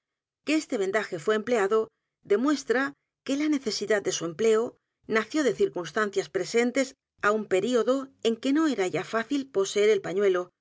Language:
Spanish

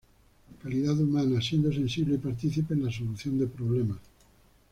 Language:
Spanish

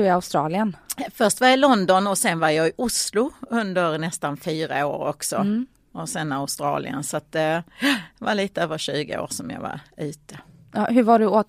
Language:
Swedish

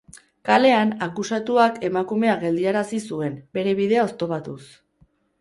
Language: Basque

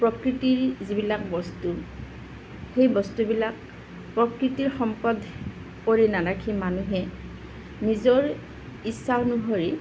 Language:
Assamese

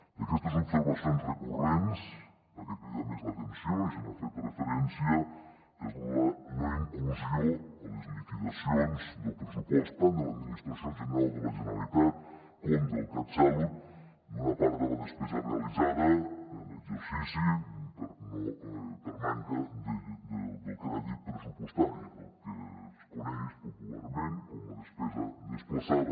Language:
Catalan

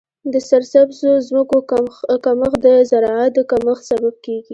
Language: Pashto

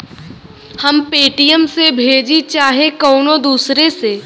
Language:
Bhojpuri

